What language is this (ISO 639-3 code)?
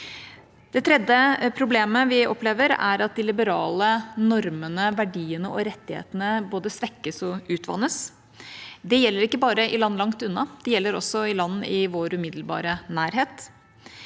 nor